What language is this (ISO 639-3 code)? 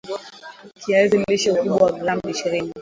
swa